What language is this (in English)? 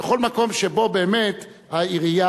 Hebrew